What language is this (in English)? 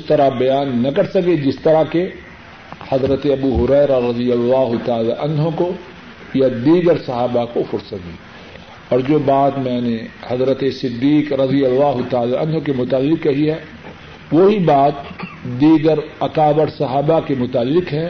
Urdu